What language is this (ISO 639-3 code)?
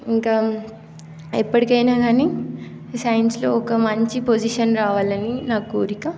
tel